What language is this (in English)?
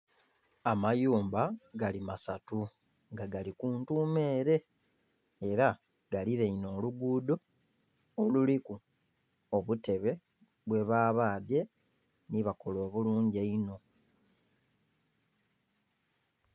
Soga